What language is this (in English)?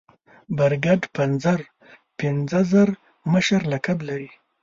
Pashto